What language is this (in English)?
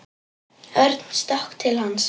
Icelandic